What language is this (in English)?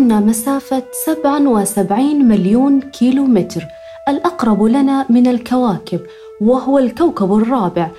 Arabic